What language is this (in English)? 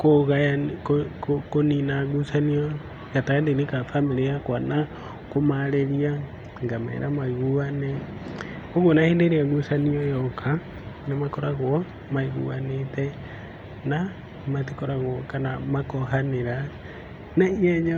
Kikuyu